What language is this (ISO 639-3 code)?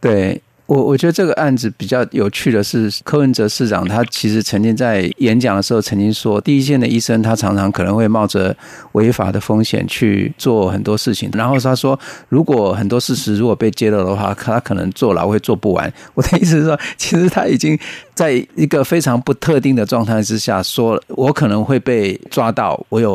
zho